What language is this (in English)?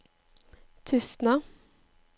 Norwegian